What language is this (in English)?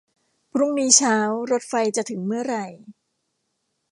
Thai